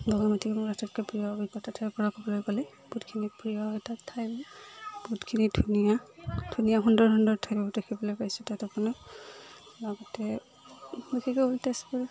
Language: Assamese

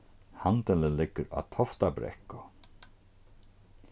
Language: Faroese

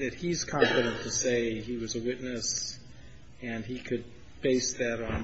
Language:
English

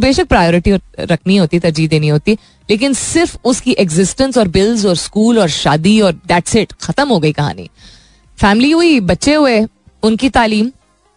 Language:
Hindi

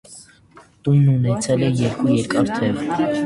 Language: Armenian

